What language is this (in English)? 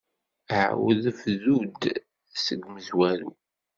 Kabyle